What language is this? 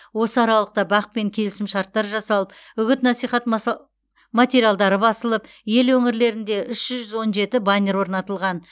Kazakh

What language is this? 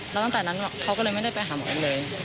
Thai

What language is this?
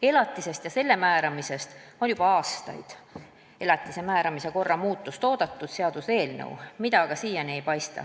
Estonian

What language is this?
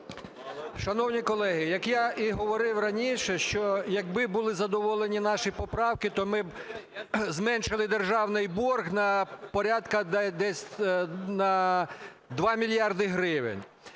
Ukrainian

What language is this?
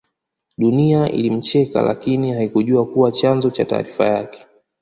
Swahili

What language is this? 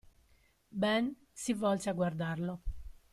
Italian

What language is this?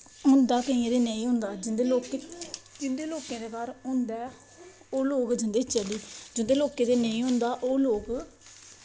Dogri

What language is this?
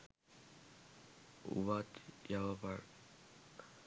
Sinhala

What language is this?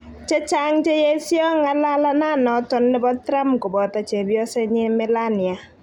Kalenjin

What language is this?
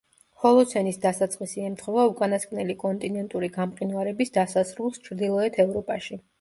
Georgian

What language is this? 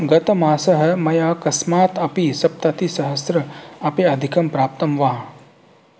Sanskrit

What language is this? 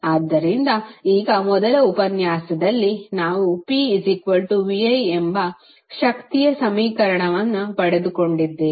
Kannada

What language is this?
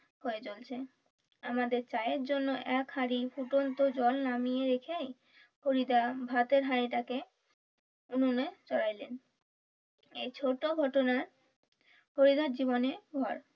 Bangla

